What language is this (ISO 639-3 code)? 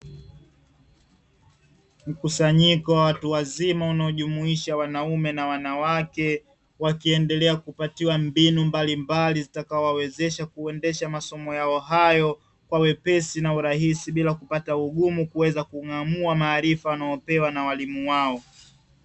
swa